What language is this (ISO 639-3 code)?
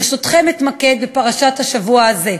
heb